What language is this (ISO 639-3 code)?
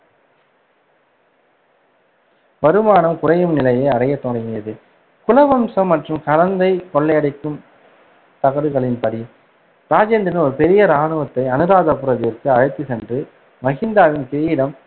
tam